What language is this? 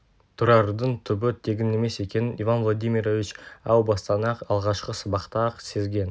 Kazakh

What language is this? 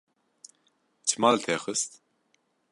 Kurdish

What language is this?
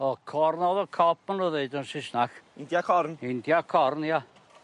Welsh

